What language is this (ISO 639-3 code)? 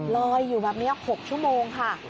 tha